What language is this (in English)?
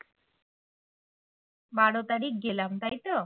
Bangla